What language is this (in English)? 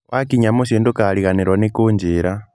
Kikuyu